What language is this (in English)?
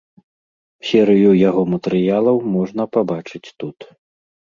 Belarusian